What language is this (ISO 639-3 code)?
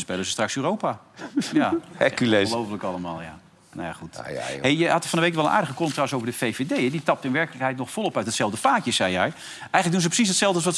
nld